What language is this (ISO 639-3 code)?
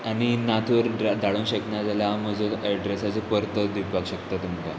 kok